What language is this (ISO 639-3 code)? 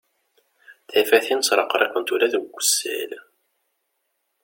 kab